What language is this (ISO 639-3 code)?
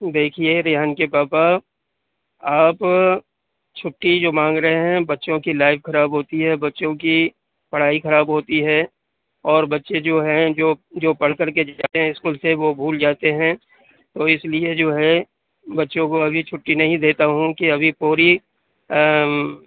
urd